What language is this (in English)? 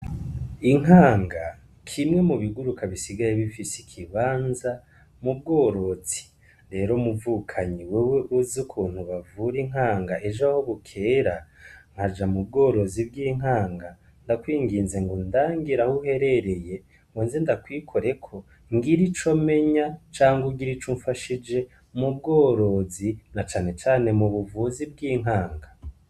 Rundi